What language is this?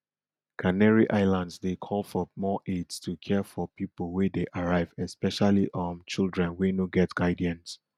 Nigerian Pidgin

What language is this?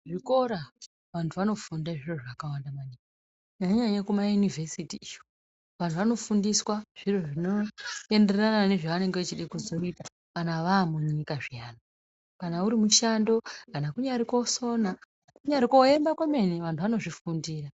Ndau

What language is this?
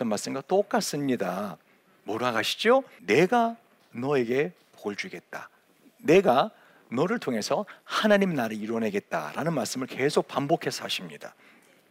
Korean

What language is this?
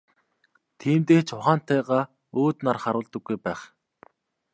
Mongolian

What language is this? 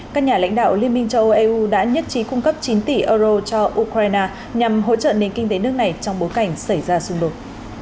Vietnamese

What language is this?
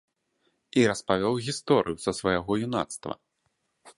Belarusian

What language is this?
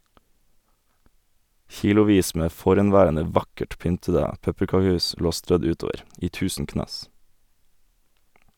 Norwegian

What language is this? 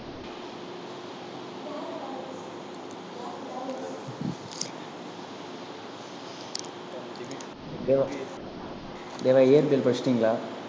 Tamil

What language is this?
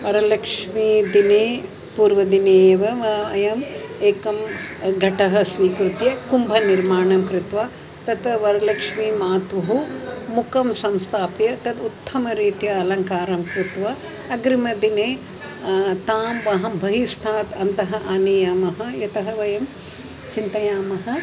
Sanskrit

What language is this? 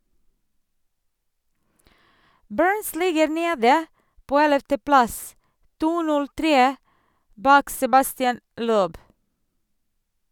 Norwegian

